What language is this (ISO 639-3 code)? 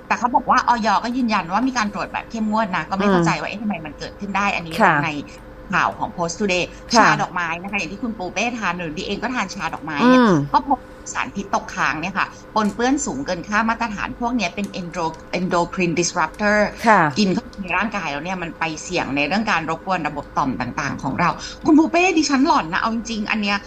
tha